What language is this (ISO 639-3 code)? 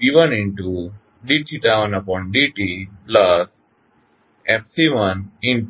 guj